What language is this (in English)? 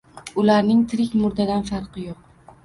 Uzbek